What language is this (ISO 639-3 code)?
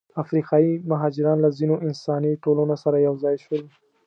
pus